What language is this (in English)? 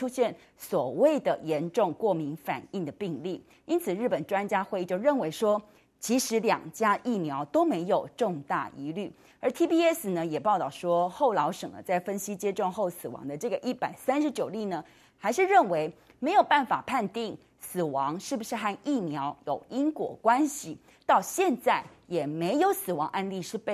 Chinese